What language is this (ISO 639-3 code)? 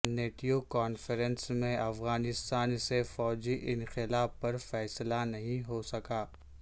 urd